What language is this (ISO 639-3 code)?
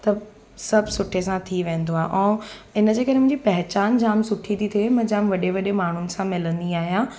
snd